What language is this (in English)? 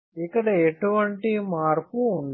Telugu